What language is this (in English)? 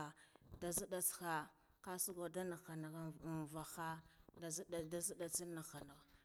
Guduf-Gava